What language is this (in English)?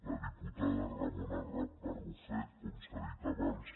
Catalan